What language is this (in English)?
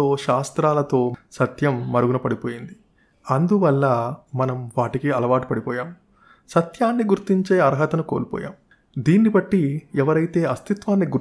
Telugu